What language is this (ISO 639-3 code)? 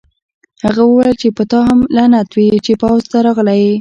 pus